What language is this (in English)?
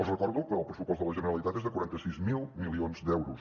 Catalan